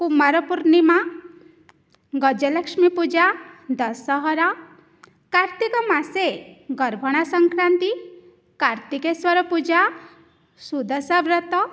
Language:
Sanskrit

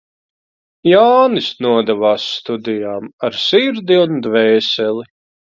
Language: Latvian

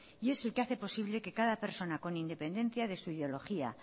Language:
Spanish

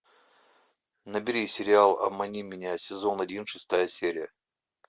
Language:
Russian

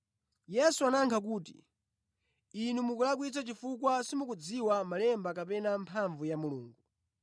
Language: Nyanja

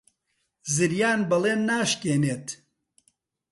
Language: Central Kurdish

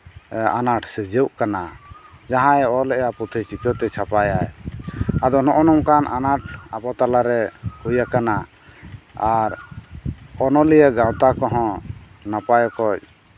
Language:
Santali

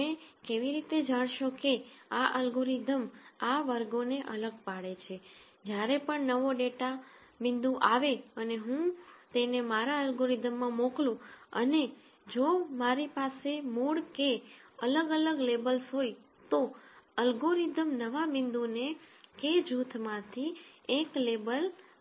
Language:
Gujarati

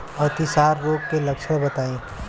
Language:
Bhojpuri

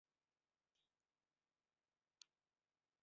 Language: Bangla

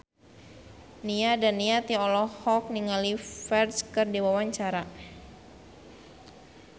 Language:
Sundanese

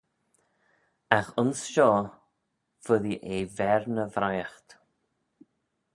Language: Manx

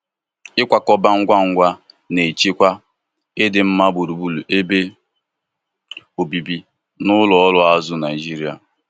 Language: Igbo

